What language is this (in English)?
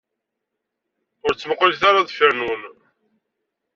Kabyle